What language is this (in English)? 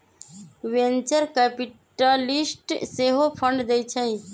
Magahi